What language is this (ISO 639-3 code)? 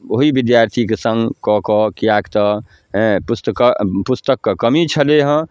mai